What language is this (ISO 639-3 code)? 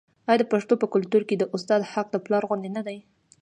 pus